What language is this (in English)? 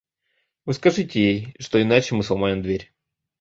Russian